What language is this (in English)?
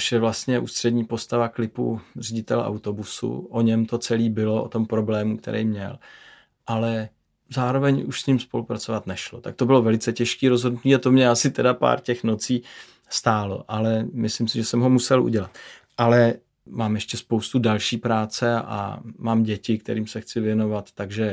Czech